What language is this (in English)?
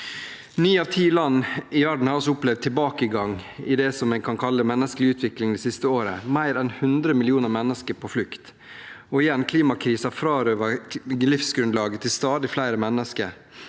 Norwegian